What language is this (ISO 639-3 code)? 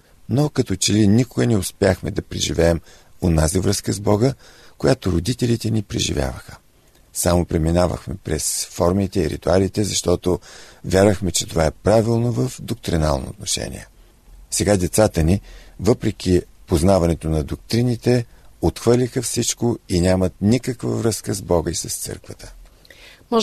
bul